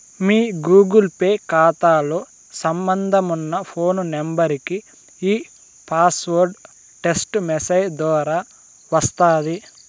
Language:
Telugu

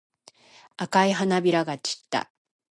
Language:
Japanese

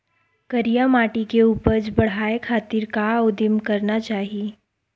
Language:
Chhattisgarhi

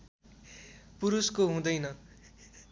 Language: Nepali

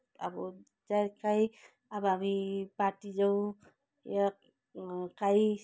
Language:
Nepali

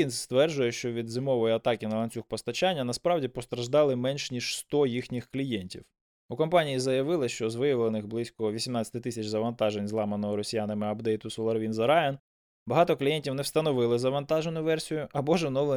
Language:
Ukrainian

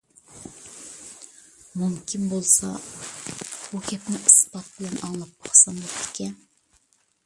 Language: Uyghur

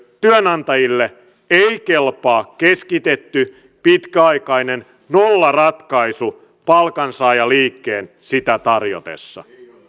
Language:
Finnish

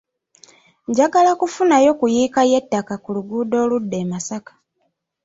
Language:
Ganda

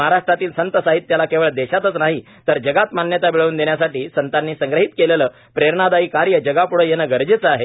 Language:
Marathi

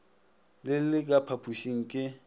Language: Northern Sotho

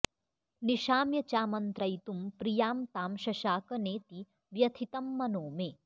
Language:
Sanskrit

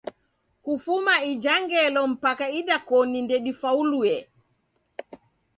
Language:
Taita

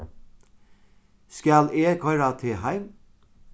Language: Faroese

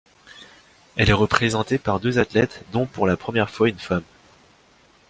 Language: French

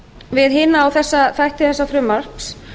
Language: Icelandic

